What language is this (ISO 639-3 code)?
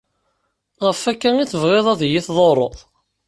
kab